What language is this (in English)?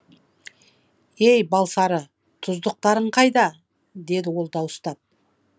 Kazakh